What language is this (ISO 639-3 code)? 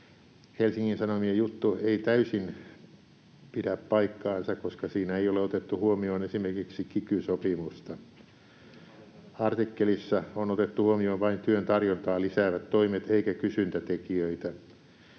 fin